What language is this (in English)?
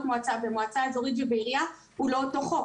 Hebrew